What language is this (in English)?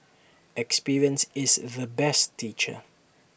English